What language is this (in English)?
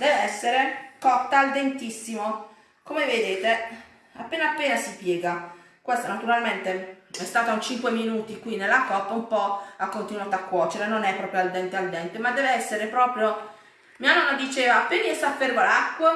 Italian